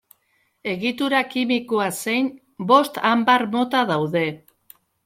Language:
Basque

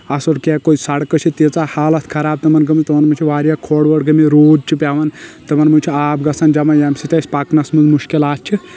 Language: Kashmiri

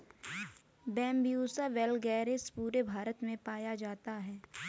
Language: Hindi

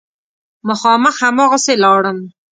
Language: Pashto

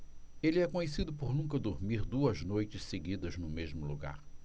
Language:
Portuguese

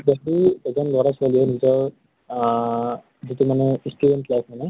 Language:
Assamese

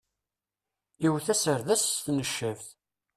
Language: Kabyle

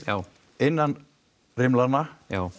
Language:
Icelandic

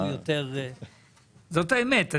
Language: Hebrew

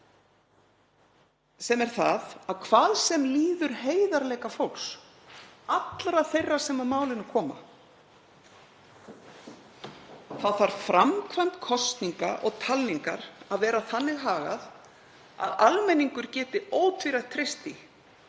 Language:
Icelandic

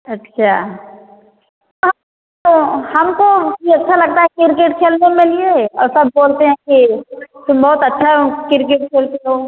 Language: Hindi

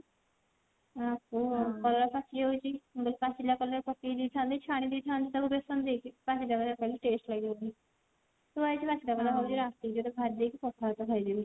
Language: Odia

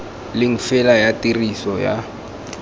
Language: Tswana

